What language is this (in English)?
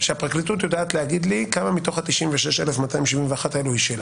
Hebrew